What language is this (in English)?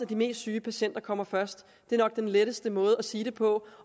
Danish